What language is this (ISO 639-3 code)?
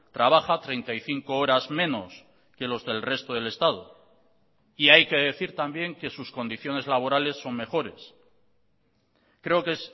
spa